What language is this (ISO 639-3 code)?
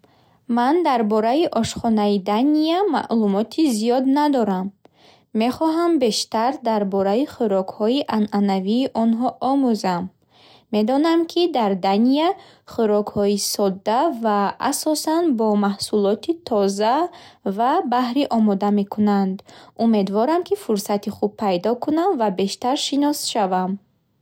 bhh